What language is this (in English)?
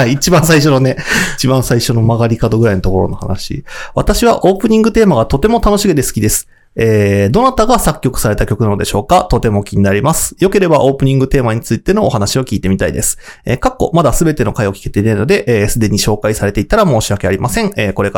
Japanese